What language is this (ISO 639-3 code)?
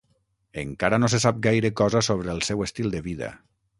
cat